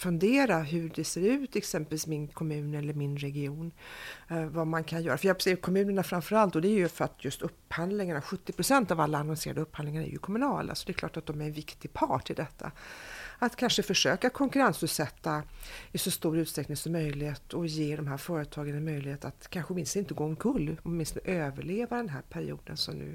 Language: Swedish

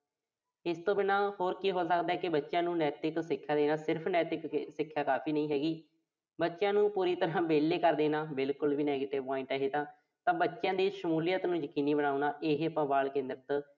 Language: Punjabi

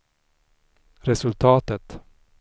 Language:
Swedish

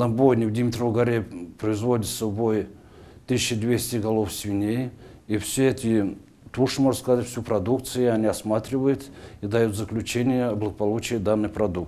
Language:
Russian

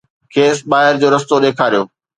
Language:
Sindhi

